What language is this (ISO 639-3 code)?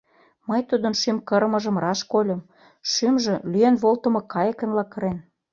chm